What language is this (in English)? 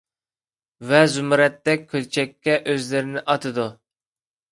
Uyghur